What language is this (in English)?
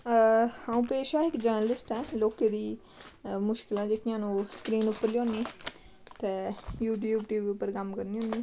Dogri